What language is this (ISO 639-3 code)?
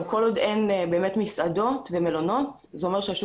heb